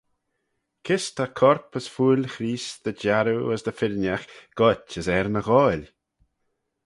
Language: Manx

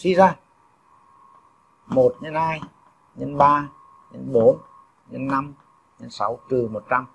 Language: Vietnamese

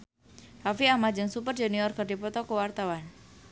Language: Sundanese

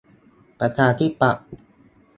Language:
Thai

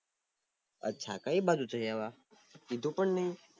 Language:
Gujarati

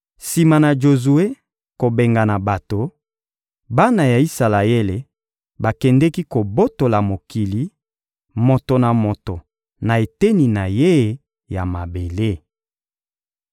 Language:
Lingala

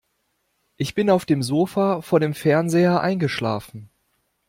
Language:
German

